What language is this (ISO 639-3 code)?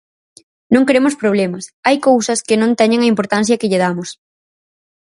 glg